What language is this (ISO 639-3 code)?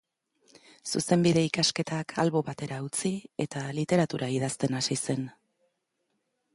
eus